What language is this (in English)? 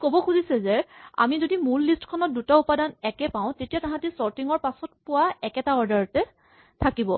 Assamese